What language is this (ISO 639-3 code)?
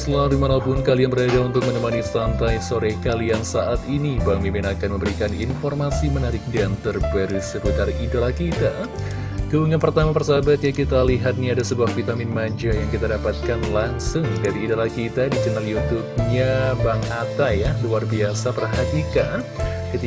ind